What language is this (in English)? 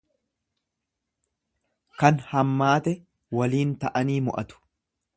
Oromo